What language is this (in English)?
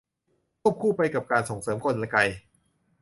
Thai